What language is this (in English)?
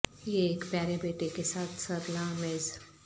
Urdu